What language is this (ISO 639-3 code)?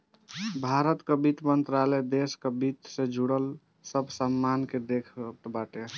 bho